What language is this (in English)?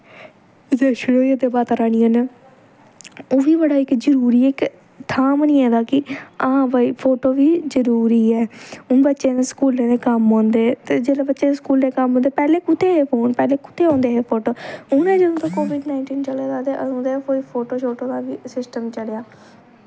Dogri